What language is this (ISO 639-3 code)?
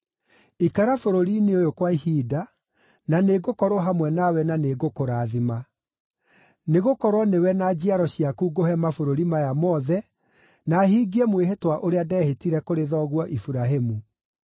kik